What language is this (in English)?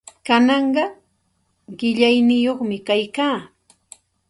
Santa Ana de Tusi Pasco Quechua